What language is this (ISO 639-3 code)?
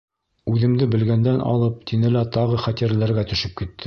bak